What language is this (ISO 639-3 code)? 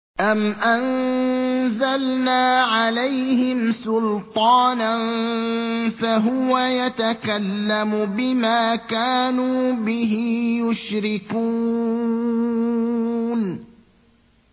ara